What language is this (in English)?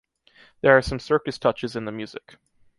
English